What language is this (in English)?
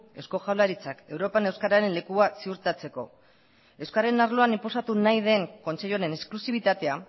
Basque